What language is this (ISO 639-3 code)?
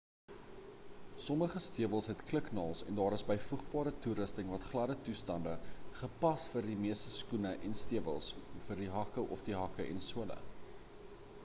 afr